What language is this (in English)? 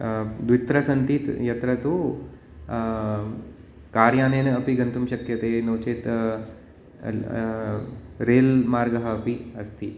Sanskrit